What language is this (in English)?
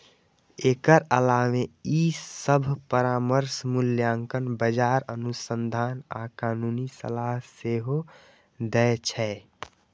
Maithili